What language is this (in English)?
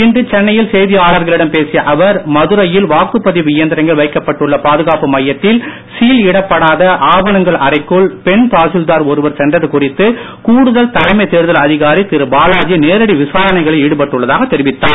Tamil